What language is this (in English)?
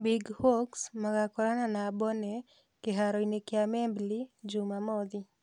Kikuyu